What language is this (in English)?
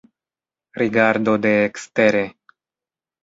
Esperanto